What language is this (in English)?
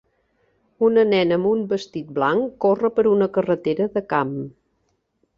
Catalan